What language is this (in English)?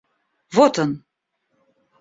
Russian